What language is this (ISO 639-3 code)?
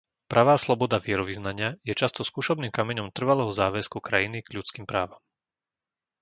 slk